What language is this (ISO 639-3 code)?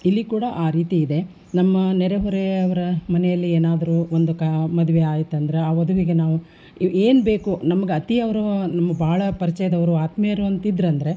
kan